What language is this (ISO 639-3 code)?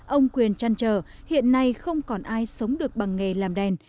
vie